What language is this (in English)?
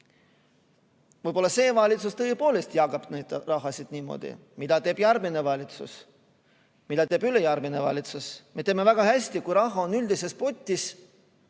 Estonian